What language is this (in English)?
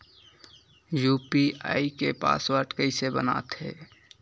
Chhattisgarhi